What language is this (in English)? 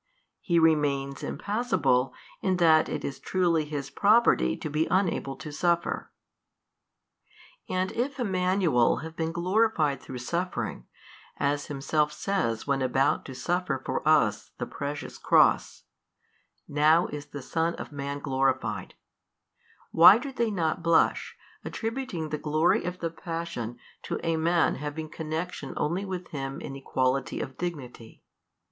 English